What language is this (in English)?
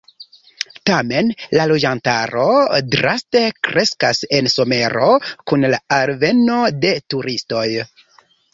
Esperanto